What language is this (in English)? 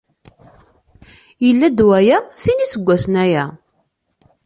Kabyle